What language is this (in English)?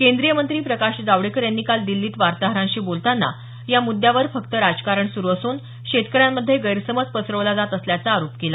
Marathi